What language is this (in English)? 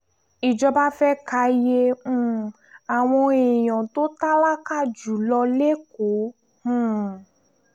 Yoruba